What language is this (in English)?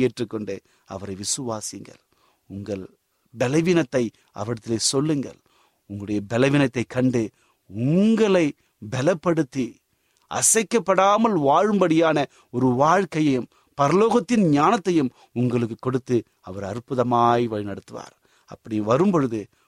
Tamil